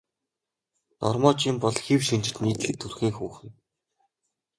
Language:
Mongolian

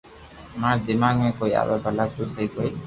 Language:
Loarki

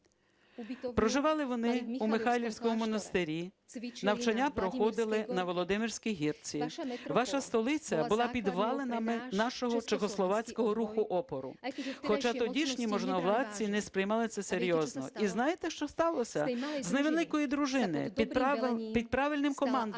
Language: Ukrainian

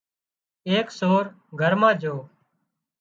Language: Wadiyara Koli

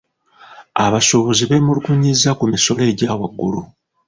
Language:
Ganda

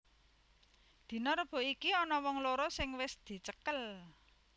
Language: Javanese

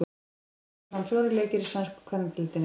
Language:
Icelandic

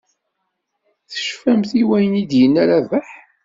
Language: Kabyle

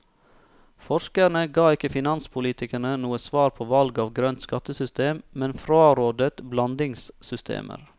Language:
Norwegian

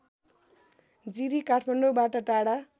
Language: Nepali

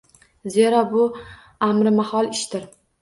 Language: Uzbek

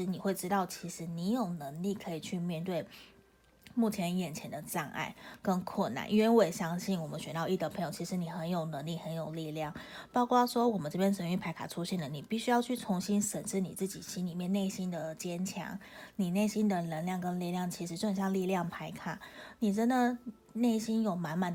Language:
Chinese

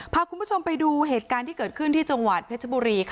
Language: Thai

